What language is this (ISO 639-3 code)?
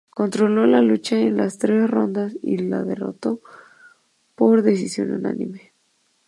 spa